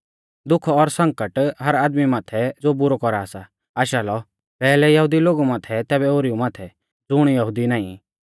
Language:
Mahasu Pahari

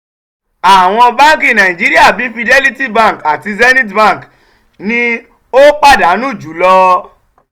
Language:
Yoruba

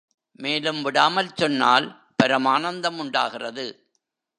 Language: Tamil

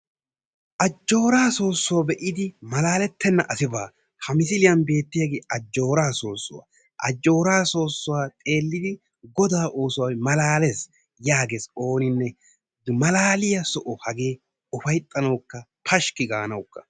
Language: Wolaytta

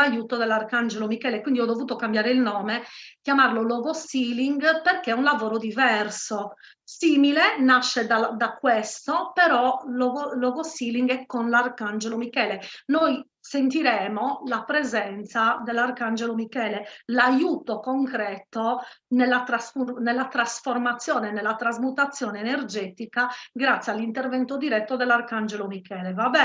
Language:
Italian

